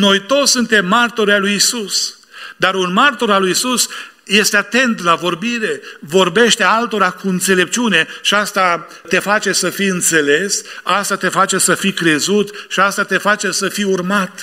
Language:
Romanian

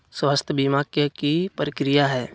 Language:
Magahi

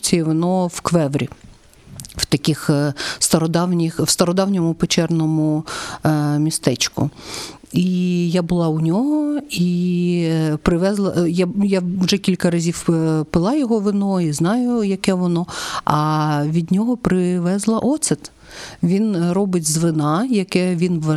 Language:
Ukrainian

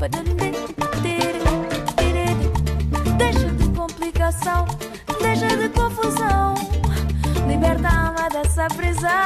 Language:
Romanian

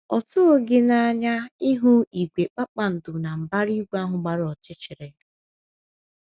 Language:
Igbo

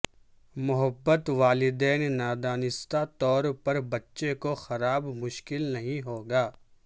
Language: Urdu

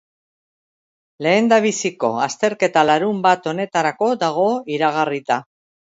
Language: Basque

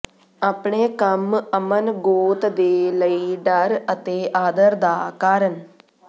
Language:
Punjabi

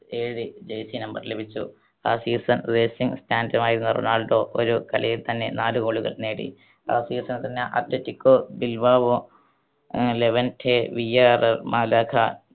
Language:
Malayalam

